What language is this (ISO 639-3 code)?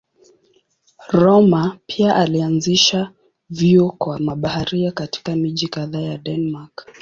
swa